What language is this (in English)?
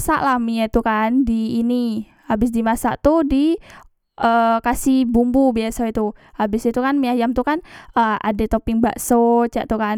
Musi